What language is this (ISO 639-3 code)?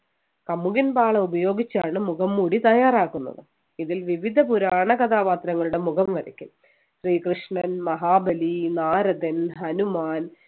mal